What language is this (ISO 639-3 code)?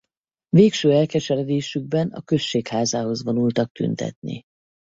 hun